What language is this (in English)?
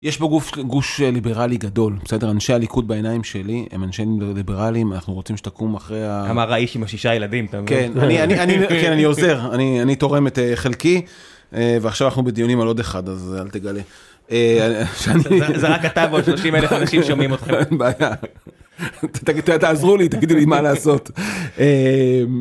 Hebrew